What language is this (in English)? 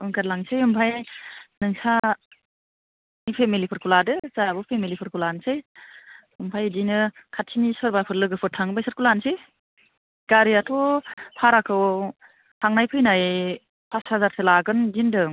Bodo